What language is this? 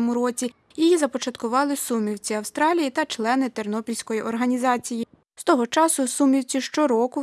Ukrainian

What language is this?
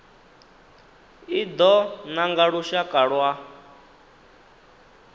Venda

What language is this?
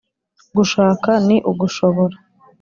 Kinyarwanda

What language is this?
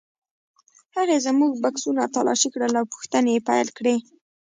Pashto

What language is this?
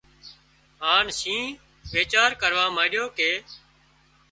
Wadiyara Koli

